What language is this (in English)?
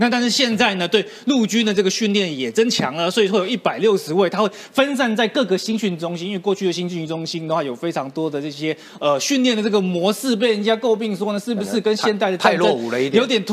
Chinese